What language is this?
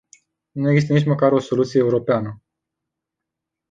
Romanian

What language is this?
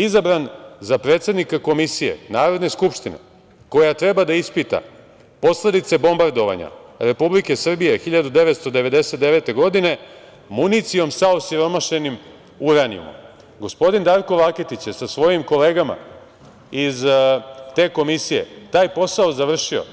Serbian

